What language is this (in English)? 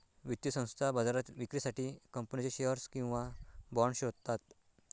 Marathi